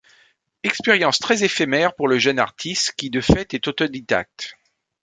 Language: French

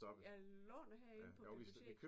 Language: Danish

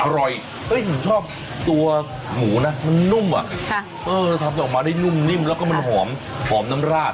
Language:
Thai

